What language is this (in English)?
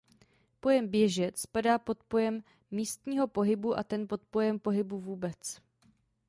Czech